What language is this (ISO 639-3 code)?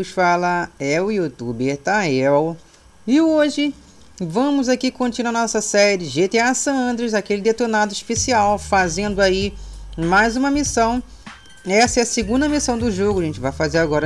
por